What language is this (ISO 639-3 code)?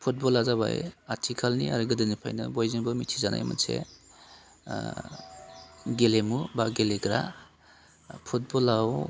brx